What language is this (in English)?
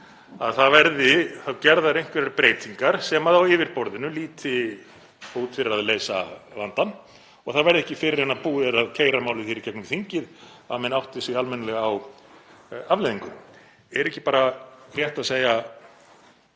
Icelandic